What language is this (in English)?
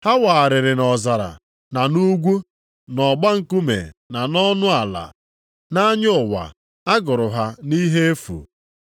Igbo